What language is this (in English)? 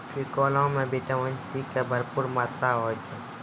Maithili